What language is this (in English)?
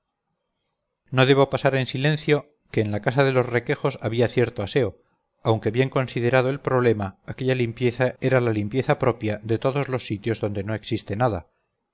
Spanish